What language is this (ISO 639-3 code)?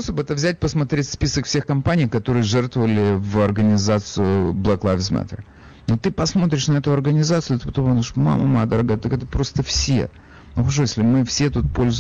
rus